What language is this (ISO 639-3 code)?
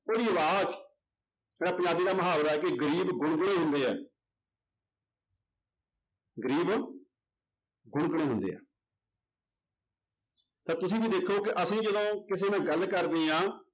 pan